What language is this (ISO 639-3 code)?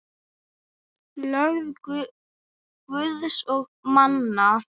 isl